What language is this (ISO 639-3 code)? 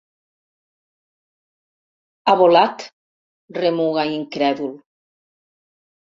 cat